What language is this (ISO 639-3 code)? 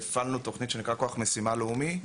heb